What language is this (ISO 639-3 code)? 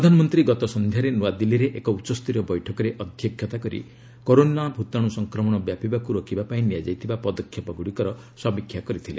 ori